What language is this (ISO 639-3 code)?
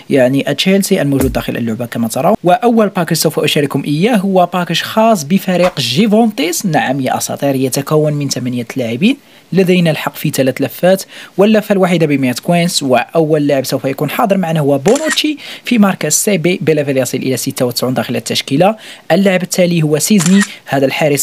ara